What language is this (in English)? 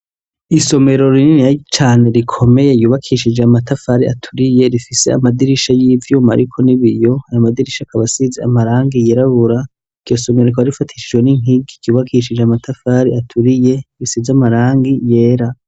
Rundi